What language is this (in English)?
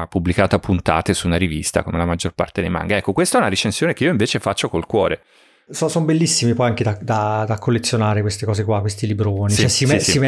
Italian